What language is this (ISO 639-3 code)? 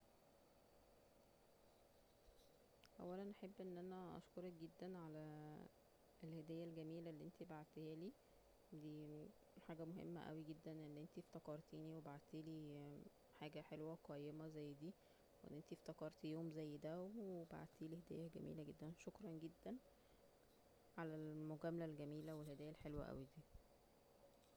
arz